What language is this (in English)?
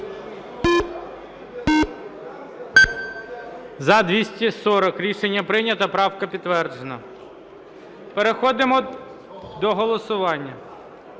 Ukrainian